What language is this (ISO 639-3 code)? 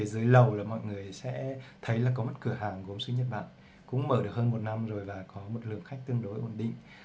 vie